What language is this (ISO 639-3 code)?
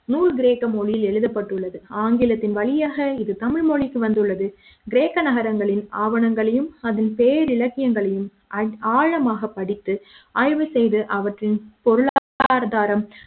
tam